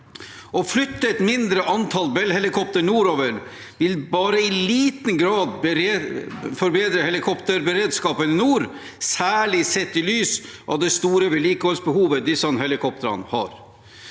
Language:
Norwegian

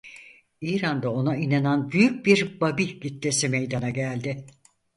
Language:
Turkish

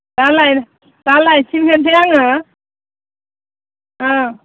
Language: Bodo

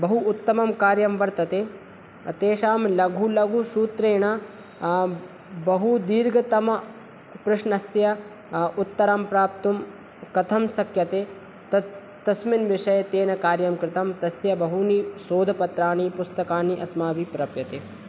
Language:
Sanskrit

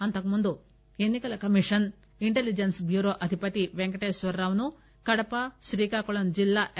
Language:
Telugu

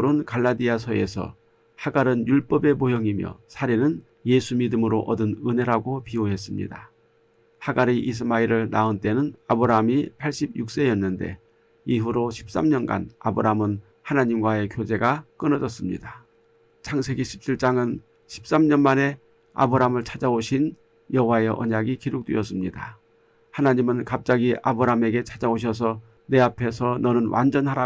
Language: Korean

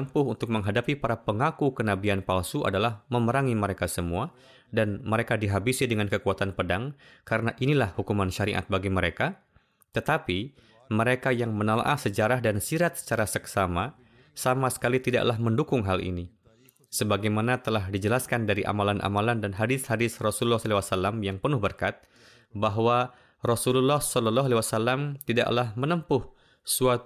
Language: Indonesian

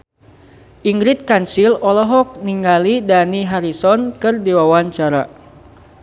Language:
Sundanese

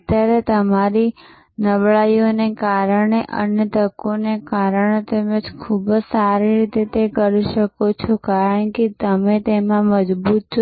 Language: Gujarati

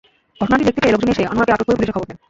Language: Bangla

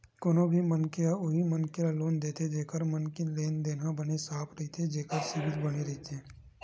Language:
Chhattisgarhi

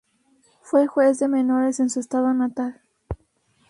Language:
Spanish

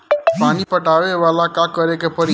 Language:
Bhojpuri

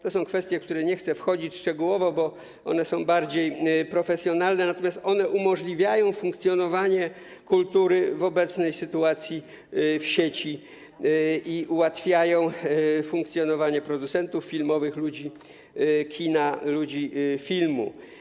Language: Polish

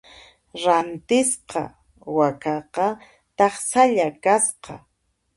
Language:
Puno Quechua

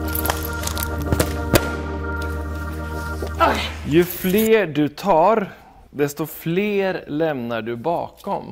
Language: Swedish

